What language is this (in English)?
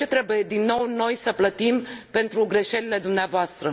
Romanian